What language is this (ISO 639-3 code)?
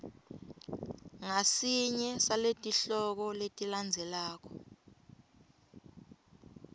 ssw